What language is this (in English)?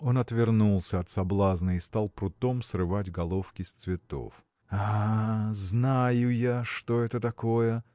Russian